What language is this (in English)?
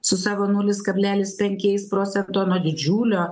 Lithuanian